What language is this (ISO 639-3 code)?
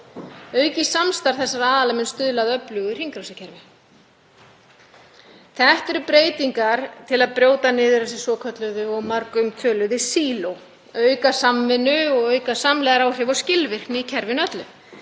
isl